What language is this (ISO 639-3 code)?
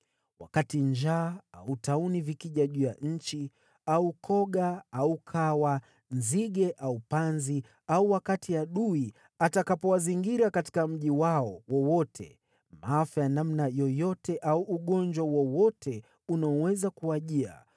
swa